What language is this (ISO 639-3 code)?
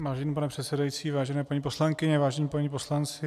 ces